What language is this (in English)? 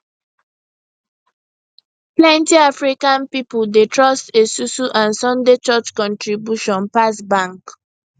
Nigerian Pidgin